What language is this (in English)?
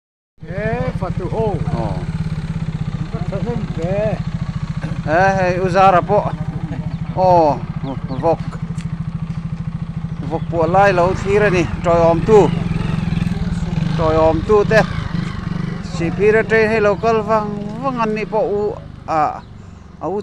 Arabic